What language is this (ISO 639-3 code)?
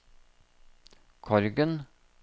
nor